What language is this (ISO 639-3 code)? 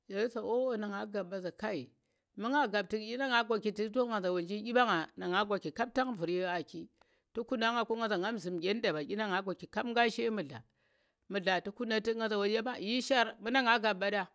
ttr